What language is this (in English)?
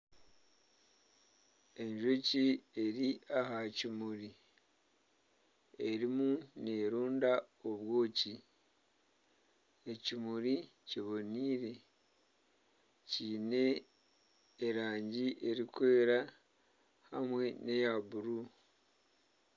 Nyankole